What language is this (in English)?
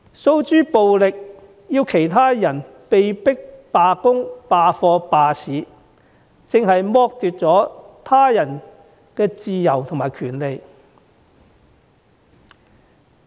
Cantonese